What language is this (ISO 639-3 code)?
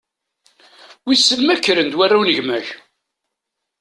kab